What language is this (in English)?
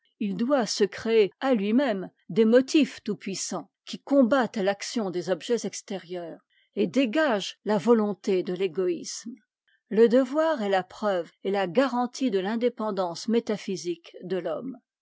French